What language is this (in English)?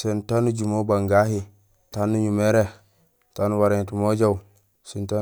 Gusilay